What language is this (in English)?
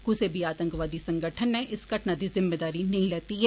Dogri